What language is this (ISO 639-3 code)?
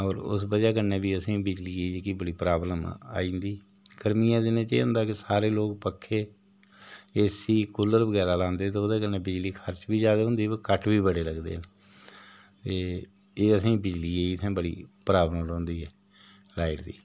doi